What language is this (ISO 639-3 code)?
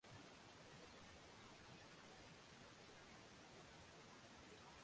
swa